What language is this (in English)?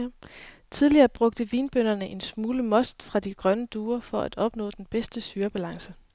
Danish